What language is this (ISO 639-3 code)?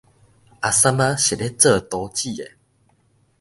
nan